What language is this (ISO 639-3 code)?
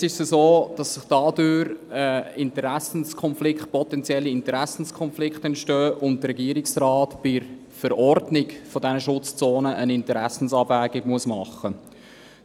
gsw